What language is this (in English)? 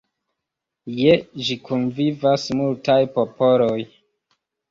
Esperanto